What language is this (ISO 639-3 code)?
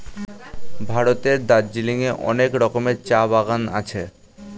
ben